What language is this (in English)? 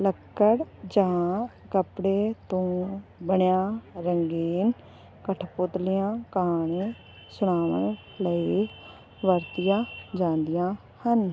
Punjabi